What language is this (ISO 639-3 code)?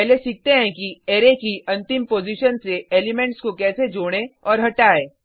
hin